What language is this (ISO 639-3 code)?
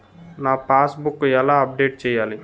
tel